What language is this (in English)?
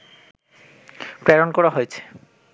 Bangla